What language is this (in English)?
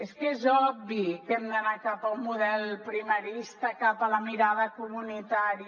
Catalan